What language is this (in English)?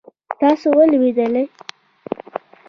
Pashto